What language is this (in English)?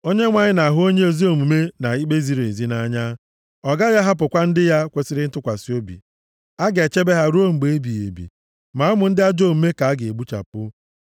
Igbo